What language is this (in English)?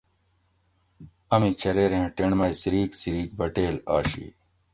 Gawri